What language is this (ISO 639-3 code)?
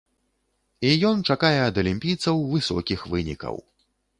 bel